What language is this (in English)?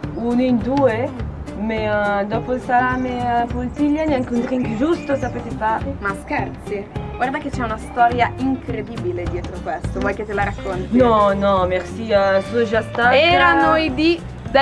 Italian